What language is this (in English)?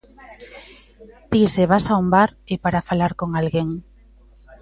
Galician